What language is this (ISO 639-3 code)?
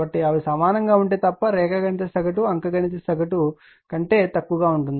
tel